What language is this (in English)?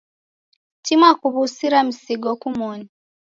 Taita